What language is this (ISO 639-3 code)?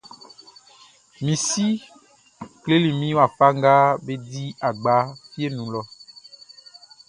bci